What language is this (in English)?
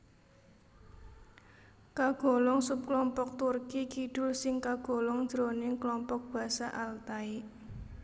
Javanese